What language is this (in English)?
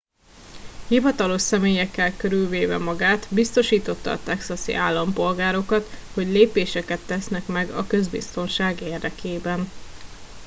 Hungarian